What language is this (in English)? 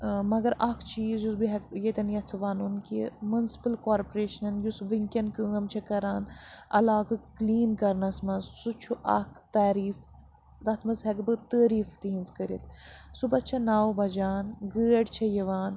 Kashmiri